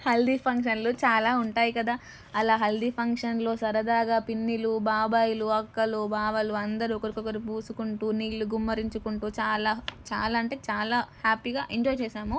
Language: Telugu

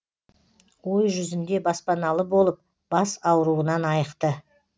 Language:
Kazakh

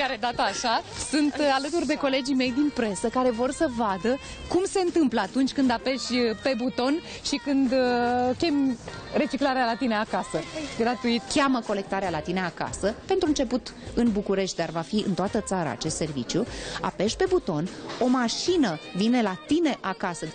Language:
Romanian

